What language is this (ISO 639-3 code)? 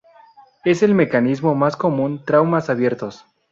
spa